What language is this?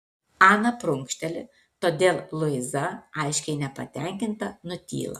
Lithuanian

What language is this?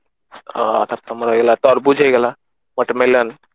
Odia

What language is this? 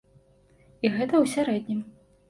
Belarusian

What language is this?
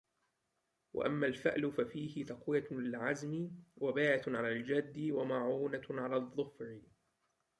Arabic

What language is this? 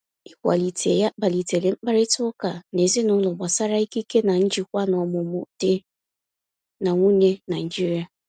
Igbo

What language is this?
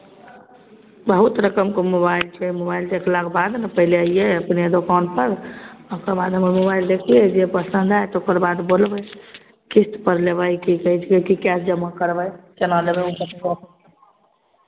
Maithili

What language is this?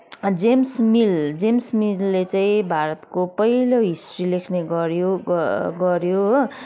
Nepali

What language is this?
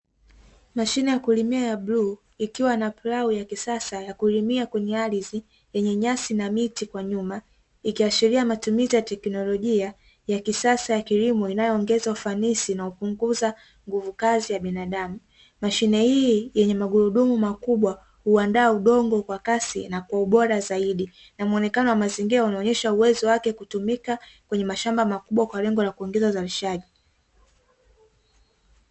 Swahili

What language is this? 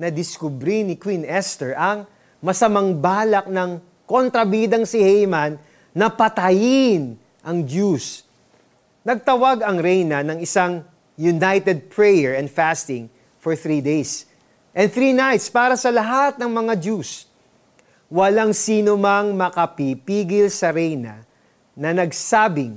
Filipino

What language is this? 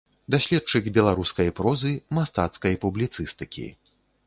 Belarusian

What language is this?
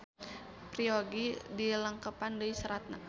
Sundanese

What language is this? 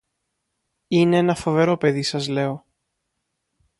Greek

